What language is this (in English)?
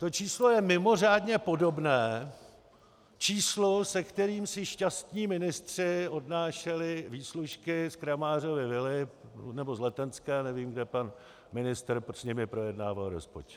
Czech